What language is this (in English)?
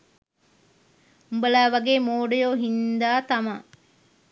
Sinhala